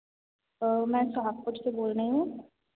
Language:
Hindi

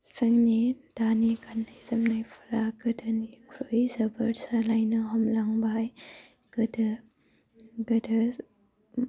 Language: Bodo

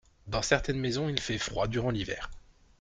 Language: French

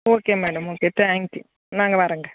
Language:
Tamil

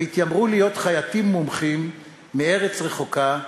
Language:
Hebrew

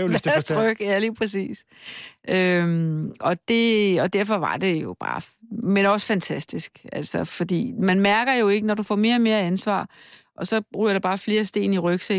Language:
Danish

